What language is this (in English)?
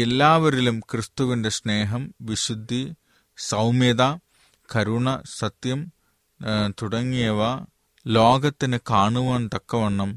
Malayalam